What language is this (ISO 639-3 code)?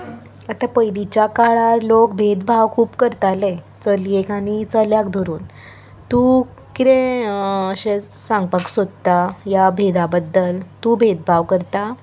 kok